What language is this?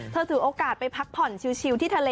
Thai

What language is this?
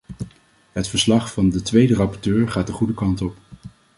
Dutch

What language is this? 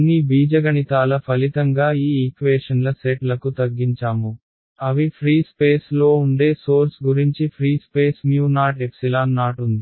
Telugu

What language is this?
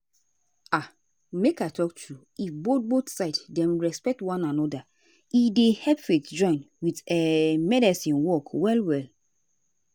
Nigerian Pidgin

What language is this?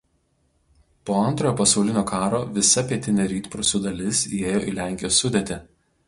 Lithuanian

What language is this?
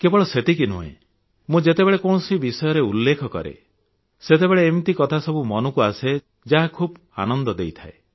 Odia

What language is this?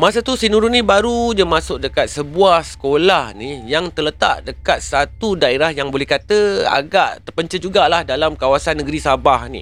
Malay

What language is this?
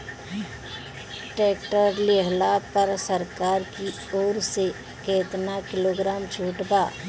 Bhojpuri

